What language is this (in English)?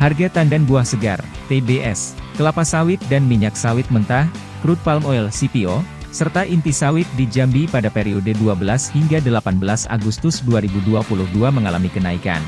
Indonesian